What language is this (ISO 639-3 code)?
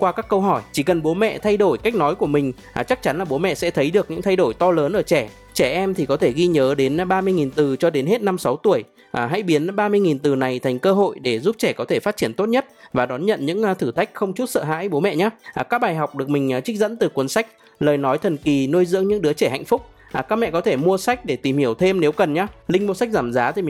vie